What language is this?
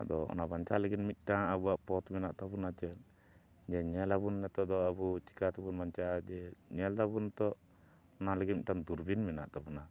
Santali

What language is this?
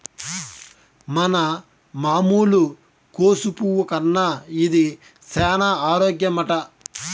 Telugu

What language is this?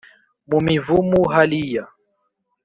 Kinyarwanda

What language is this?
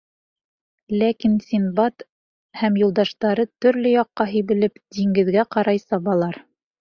Bashkir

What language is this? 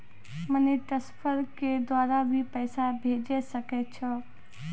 Maithili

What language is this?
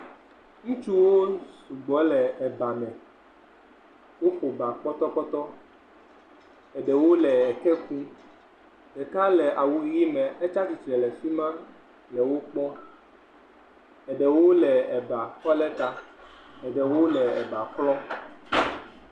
Ewe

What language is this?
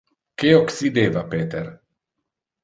Interlingua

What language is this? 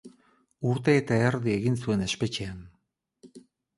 Basque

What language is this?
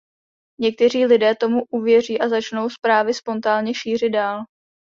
Czech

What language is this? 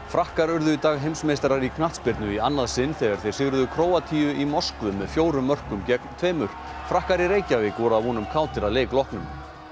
Icelandic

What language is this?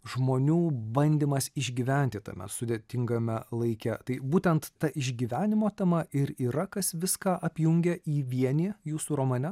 Lithuanian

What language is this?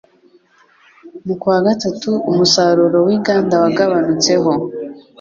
Kinyarwanda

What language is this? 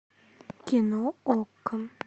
Russian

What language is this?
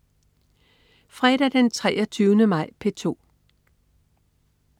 Danish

